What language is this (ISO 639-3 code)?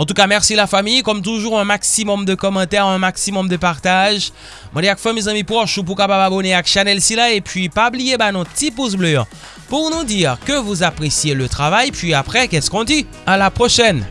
fra